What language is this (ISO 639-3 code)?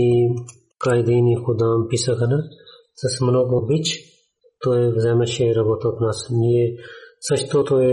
bul